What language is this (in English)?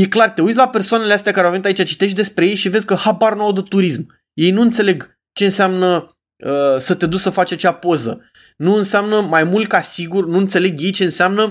Romanian